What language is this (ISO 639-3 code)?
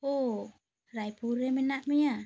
sat